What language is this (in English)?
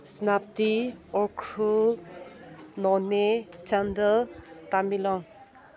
Manipuri